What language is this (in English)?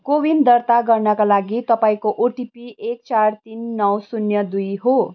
Nepali